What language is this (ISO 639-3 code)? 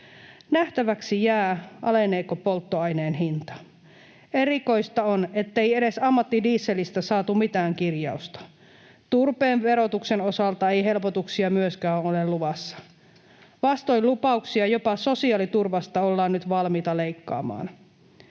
fin